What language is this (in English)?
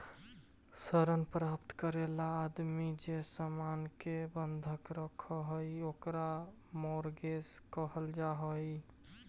Magahi